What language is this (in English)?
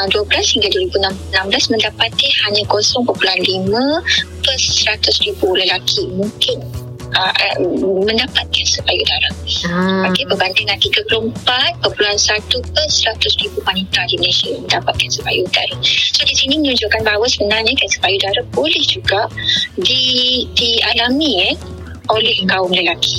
Malay